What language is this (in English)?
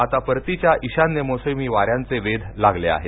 Marathi